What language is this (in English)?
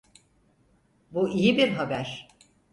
Turkish